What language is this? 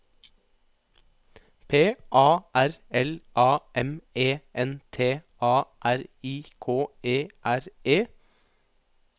Norwegian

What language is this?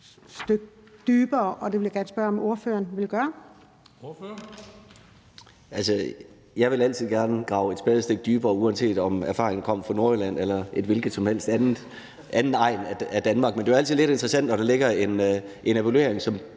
Danish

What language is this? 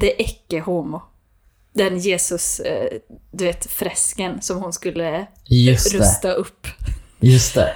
Swedish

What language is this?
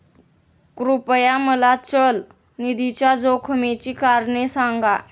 Marathi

